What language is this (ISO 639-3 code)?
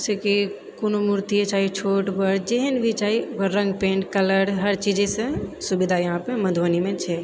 mai